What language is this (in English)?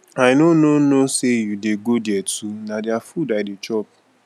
Nigerian Pidgin